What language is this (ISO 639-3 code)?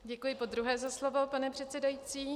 ces